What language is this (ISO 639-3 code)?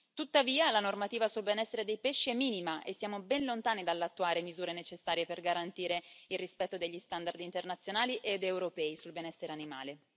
ita